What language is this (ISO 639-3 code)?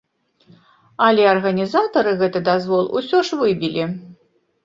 bel